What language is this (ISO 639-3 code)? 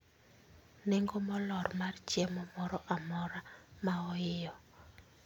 luo